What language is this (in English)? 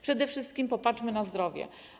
Polish